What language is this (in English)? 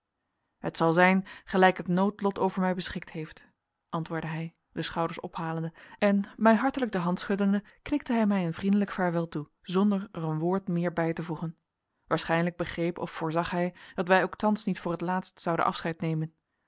Dutch